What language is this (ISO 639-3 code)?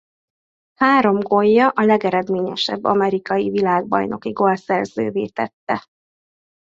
hun